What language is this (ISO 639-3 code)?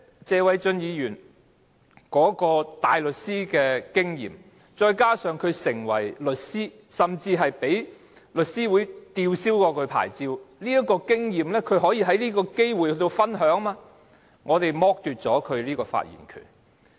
yue